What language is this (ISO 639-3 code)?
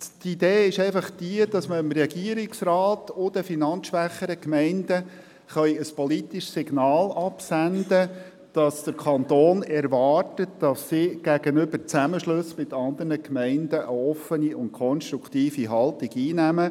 gsw